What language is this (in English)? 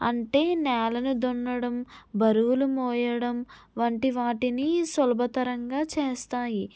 Telugu